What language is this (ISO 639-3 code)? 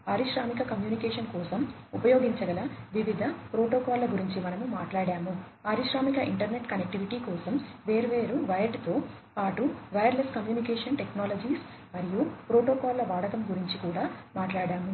tel